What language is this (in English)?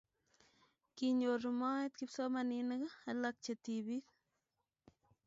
Kalenjin